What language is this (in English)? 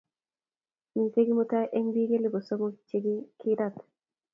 Kalenjin